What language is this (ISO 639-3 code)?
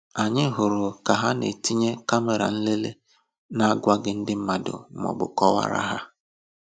ibo